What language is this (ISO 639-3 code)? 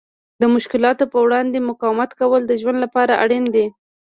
pus